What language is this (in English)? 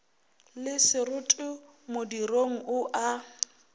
Northern Sotho